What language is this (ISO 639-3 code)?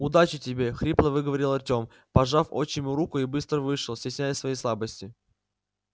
rus